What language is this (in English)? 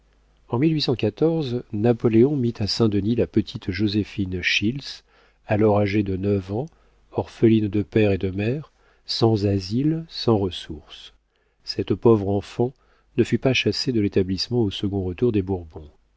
French